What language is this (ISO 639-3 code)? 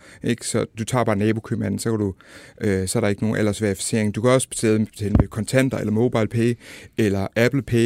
dan